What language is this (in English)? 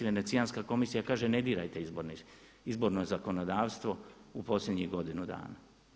Croatian